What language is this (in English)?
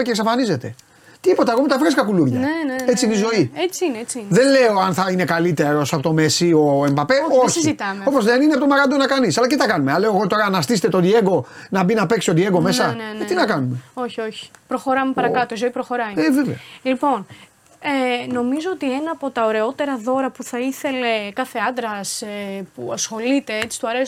Greek